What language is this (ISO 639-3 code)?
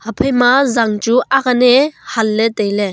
nnp